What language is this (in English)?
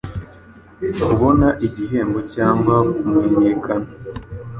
Kinyarwanda